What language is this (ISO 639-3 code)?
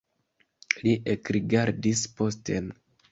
epo